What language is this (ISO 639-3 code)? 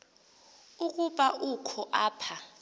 xho